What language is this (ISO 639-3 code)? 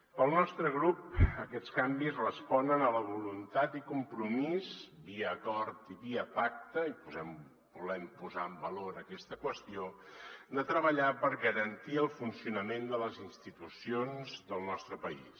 cat